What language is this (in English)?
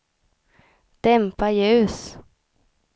Swedish